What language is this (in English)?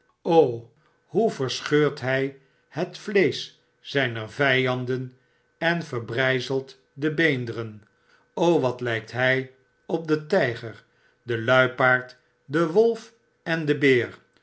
Dutch